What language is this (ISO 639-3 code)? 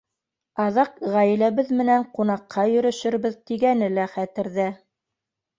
bak